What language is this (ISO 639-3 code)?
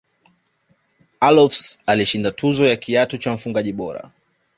swa